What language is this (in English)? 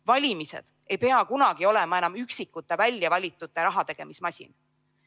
Estonian